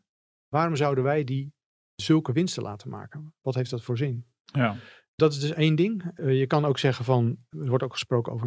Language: Dutch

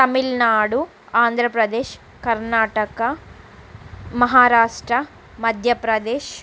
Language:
Telugu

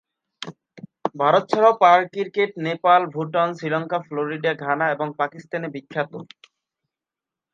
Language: Bangla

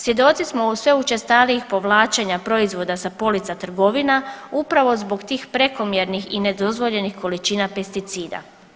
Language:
Croatian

